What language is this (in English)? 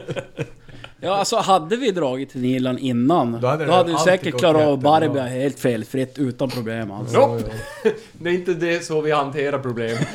Swedish